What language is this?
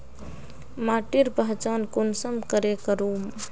Magahi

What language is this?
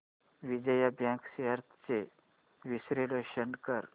Marathi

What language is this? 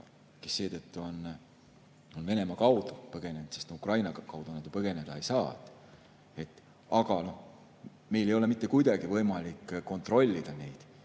Estonian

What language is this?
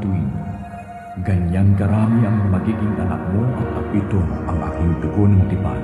Filipino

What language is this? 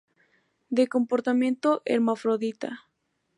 Spanish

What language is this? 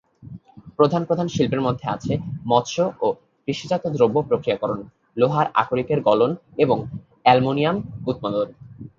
Bangla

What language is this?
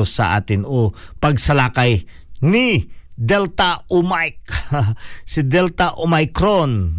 Filipino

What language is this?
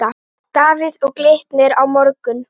Icelandic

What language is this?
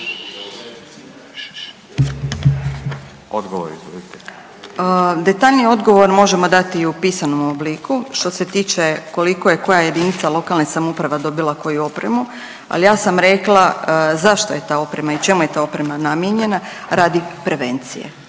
Croatian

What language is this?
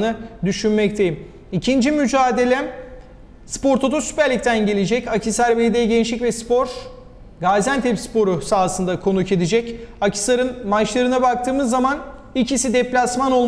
Turkish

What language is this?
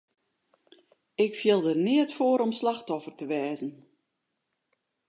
Western Frisian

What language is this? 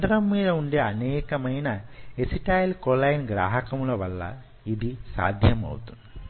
Telugu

